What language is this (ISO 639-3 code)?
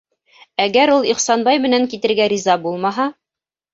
bak